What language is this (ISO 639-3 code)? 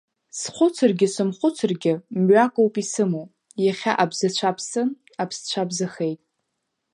abk